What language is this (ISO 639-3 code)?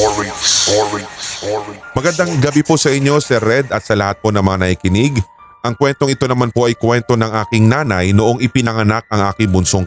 fil